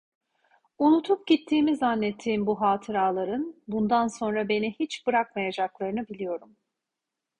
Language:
Turkish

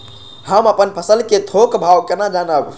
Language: Maithili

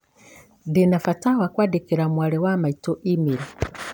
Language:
Kikuyu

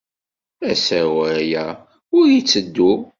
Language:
Kabyle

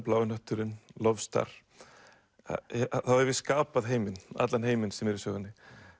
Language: Icelandic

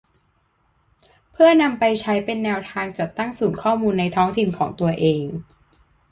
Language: Thai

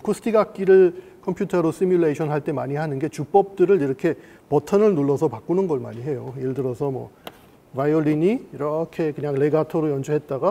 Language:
Korean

